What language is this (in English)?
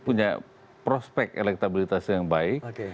Indonesian